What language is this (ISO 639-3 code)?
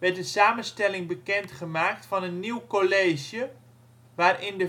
nld